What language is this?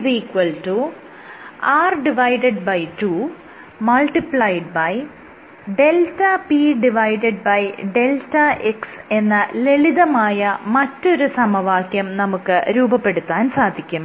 Malayalam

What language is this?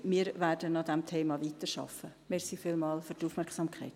Swiss German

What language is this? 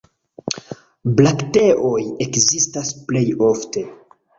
Esperanto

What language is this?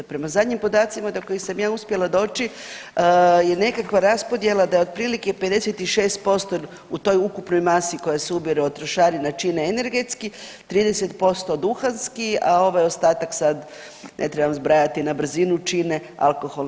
Croatian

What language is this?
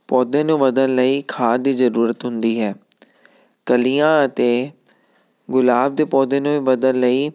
Punjabi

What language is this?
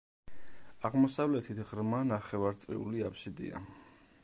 Georgian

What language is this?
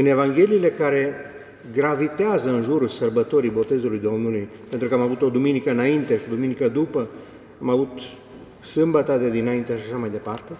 Romanian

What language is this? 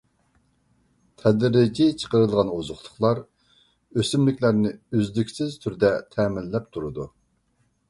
Uyghur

